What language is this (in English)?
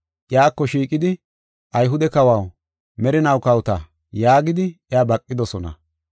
Gofa